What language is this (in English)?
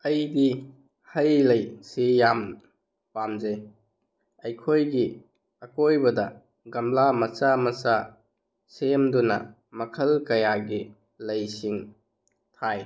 Manipuri